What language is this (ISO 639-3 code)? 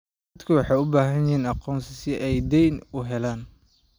som